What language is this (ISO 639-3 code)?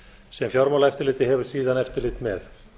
isl